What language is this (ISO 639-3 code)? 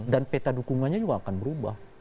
ind